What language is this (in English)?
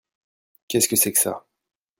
French